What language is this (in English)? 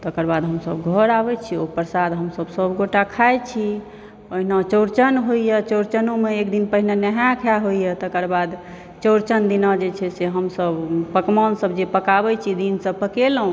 Maithili